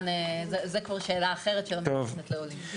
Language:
Hebrew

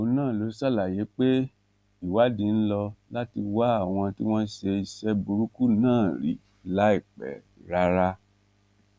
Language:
Yoruba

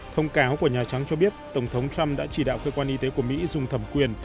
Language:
Vietnamese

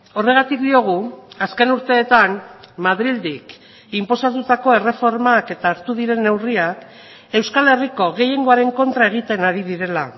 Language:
Basque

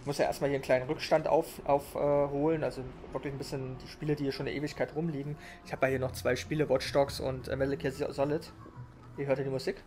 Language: German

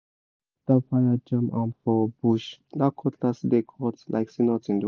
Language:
Nigerian Pidgin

